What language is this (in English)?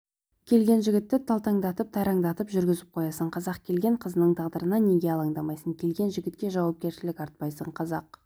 Kazakh